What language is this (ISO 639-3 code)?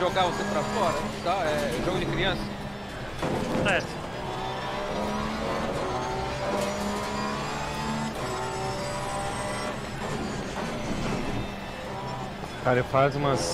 por